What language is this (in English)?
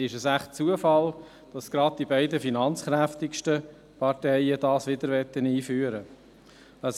Swiss German